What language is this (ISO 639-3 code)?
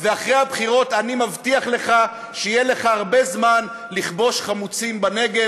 heb